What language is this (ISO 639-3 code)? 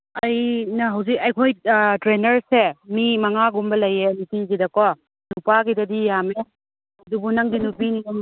mni